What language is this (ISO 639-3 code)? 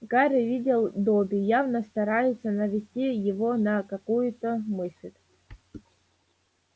rus